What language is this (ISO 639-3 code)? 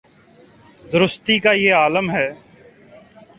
urd